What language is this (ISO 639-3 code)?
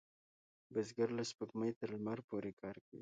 pus